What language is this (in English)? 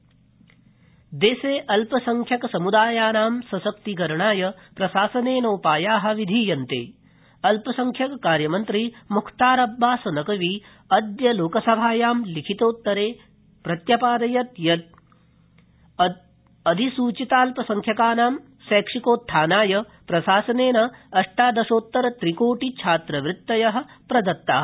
Sanskrit